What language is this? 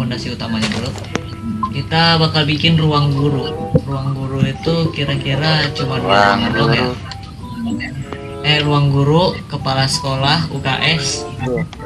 Indonesian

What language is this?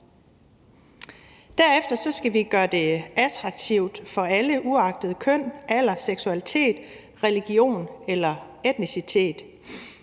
Danish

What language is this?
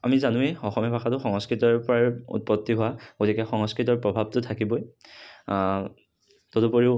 Assamese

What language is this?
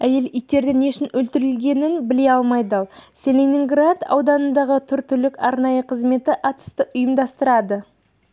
Kazakh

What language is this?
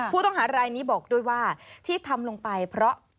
Thai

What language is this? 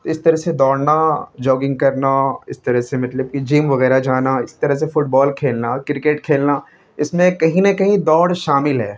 Urdu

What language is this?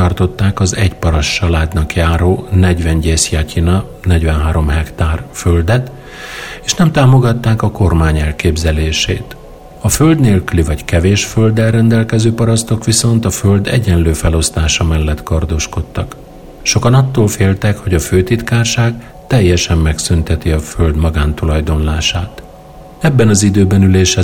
Hungarian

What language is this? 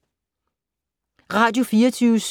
Danish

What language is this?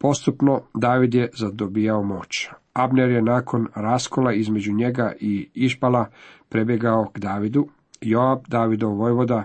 Croatian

